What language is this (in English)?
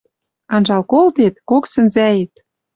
Western Mari